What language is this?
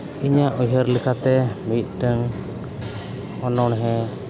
Santali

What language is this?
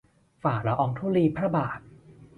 Thai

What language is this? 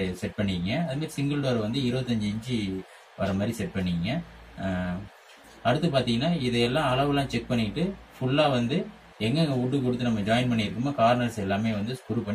Tamil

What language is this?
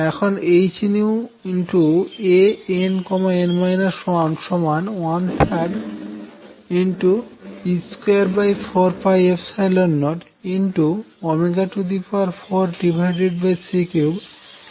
Bangla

